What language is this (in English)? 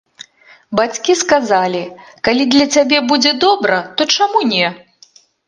Belarusian